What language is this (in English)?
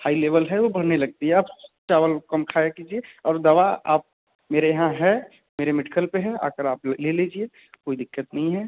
Hindi